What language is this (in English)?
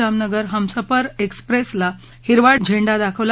Marathi